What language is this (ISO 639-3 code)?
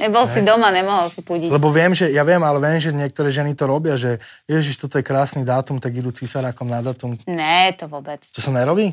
slk